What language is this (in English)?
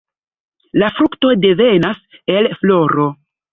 Esperanto